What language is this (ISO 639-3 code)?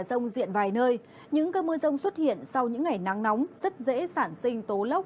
vie